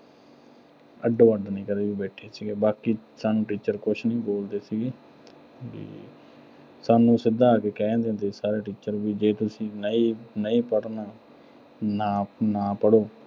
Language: Punjabi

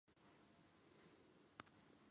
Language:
Chinese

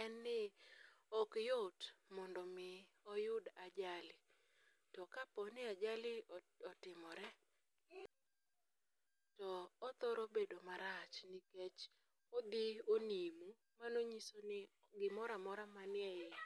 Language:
Luo (Kenya and Tanzania)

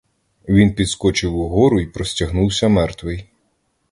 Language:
Ukrainian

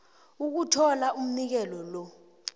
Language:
South Ndebele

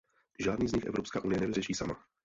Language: Czech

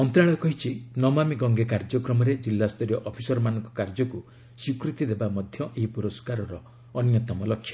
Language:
Odia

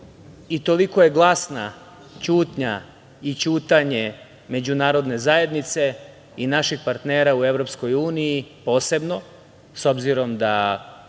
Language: Serbian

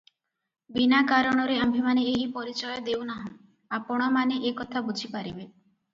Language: Odia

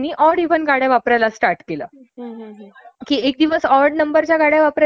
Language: Marathi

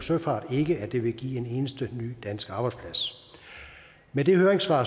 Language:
Danish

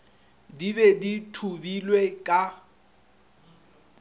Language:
Northern Sotho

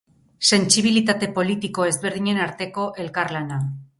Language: Basque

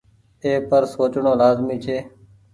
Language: Goaria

